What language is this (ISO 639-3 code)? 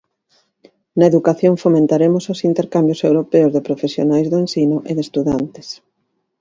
glg